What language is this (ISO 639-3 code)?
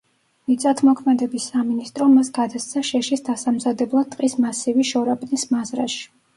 kat